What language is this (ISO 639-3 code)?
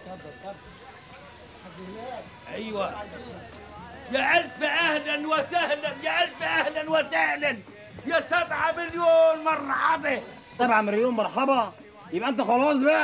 ara